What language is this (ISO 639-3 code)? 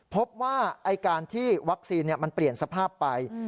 tha